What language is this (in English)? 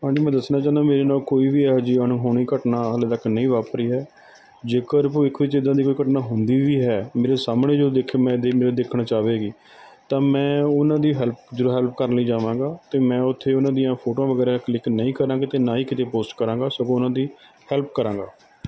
Punjabi